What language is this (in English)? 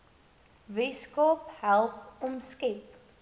Afrikaans